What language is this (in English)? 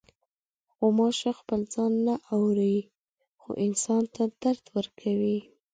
Pashto